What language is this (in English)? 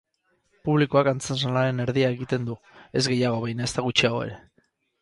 Basque